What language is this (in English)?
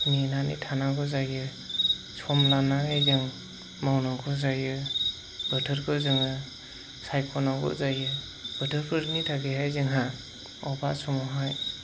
Bodo